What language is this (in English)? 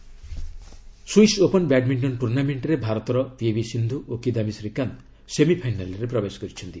Odia